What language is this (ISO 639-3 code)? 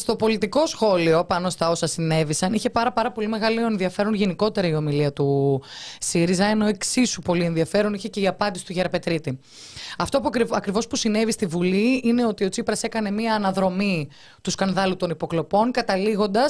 ell